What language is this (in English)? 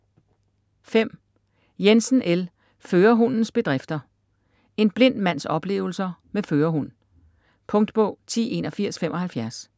Danish